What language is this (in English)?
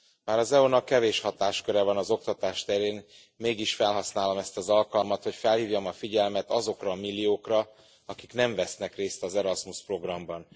Hungarian